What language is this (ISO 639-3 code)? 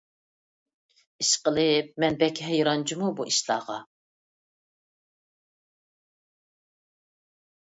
uig